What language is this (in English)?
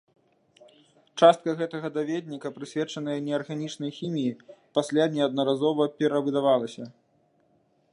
Belarusian